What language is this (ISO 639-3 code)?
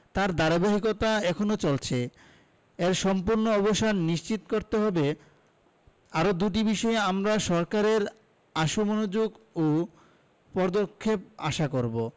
ben